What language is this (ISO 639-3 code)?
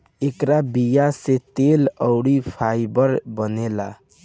bho